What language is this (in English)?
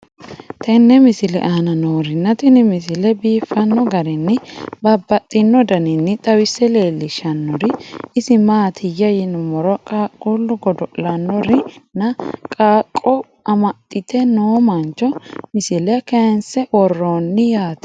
Sidamo